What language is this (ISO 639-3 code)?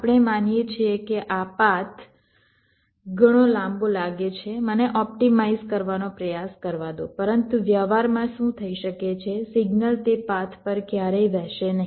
guj